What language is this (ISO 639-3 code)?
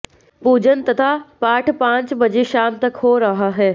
hin